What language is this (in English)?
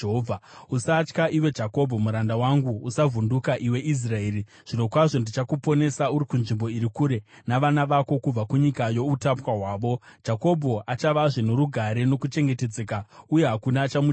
Shona